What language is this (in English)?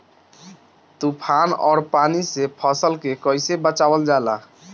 Bhojpuri